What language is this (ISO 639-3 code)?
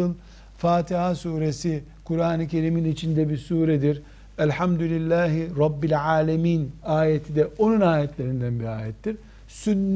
tur